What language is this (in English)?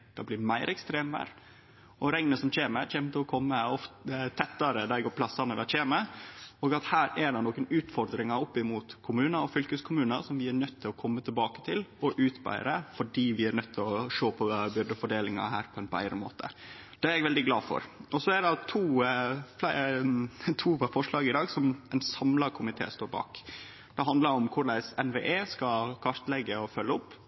Norwegian Nynorsk